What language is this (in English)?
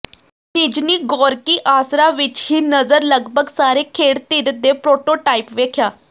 Punjabi